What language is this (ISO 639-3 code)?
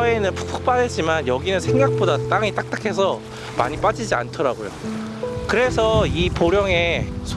kor